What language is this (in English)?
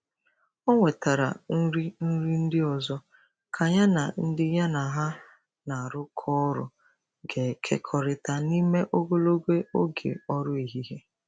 Igbo